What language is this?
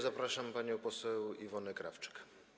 Polish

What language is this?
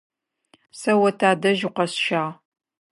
Adyghe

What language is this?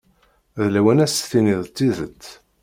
Kabyle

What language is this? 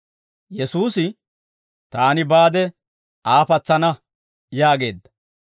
Dawro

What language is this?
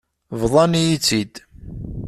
Kabyle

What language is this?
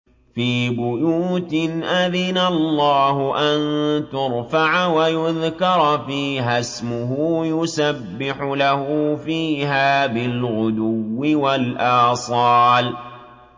Arabic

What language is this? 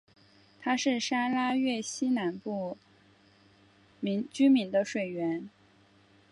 Chinese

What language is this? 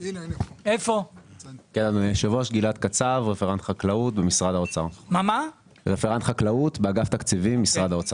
Hebrew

